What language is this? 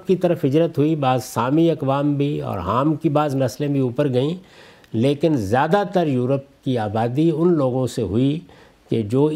Urdu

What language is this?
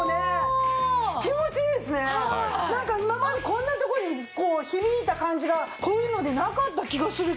Japanese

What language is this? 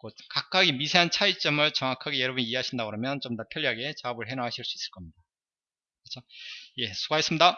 Korean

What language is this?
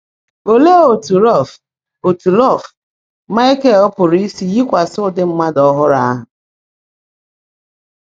Igbo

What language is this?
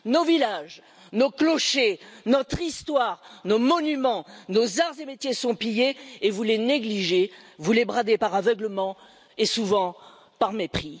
French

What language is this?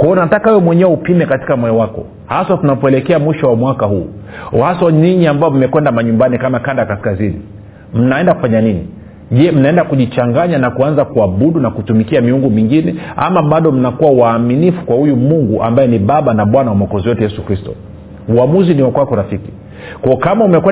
Swahili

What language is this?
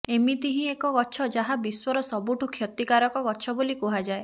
Odia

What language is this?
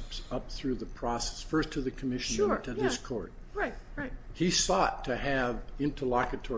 English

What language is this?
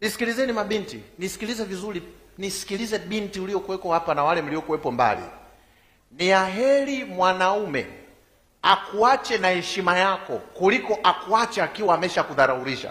Swahili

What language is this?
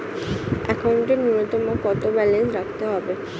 Bangla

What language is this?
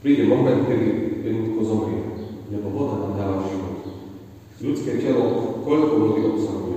Slovak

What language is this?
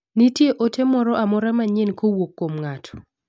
Luo (Kenya and Tanzania)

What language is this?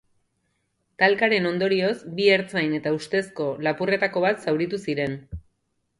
Basque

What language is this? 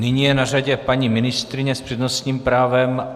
Czech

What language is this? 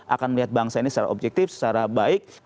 Indonesian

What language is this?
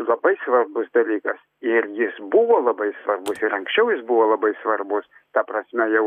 Lithuanian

